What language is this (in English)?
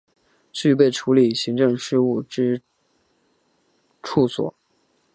Chinese